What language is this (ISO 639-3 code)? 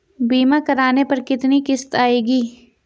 hin